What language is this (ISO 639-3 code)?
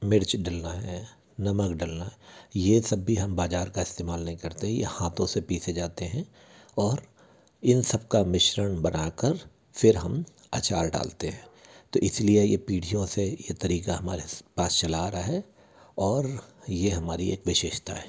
hin